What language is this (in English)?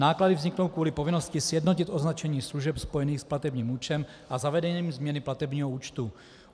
Czech